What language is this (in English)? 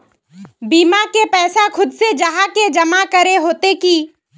Magahi